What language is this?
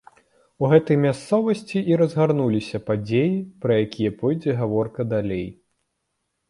Belarusian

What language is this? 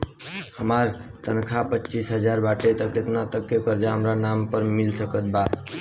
Bhojpuri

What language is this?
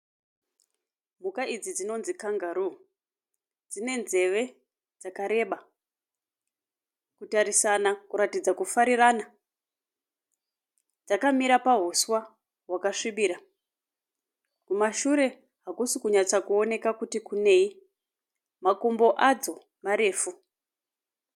Shona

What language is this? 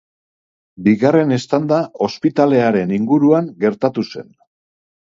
Basque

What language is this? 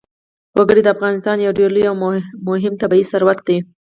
Pashto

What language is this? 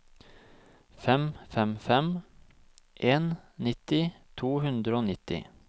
Norwegian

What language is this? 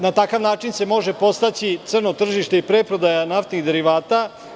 Serbian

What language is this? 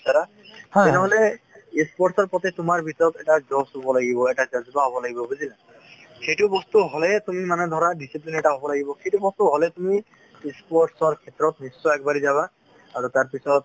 Assamese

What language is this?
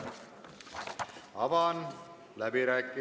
Estonian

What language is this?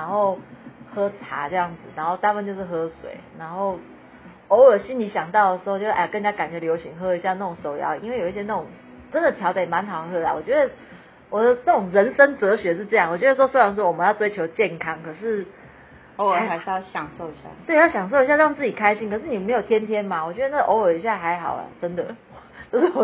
Chinese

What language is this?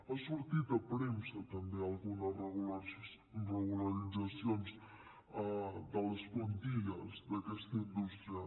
Catalan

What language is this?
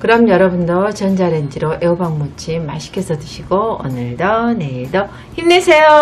Korean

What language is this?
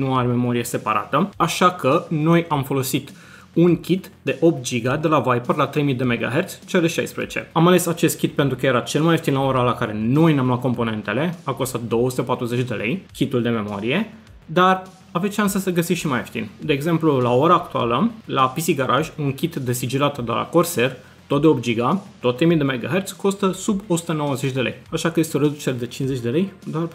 Romanian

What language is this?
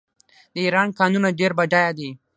Pashto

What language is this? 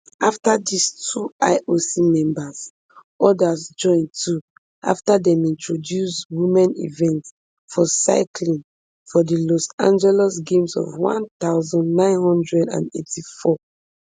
Nigerian Pidgin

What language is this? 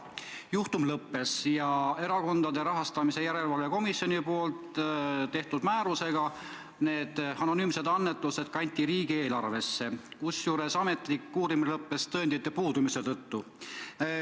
Estonian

